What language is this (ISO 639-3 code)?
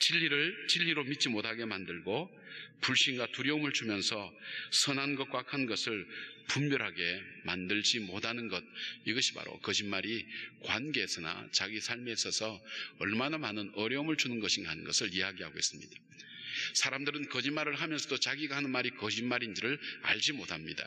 kor